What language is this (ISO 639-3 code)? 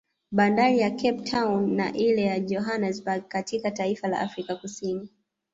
swa